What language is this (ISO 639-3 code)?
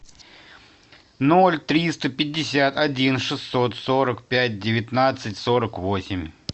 rus